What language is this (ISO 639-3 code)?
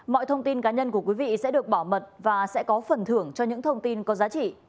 vie